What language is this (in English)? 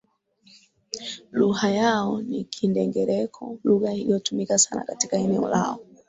Swahili